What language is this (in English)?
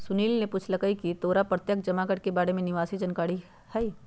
Magahi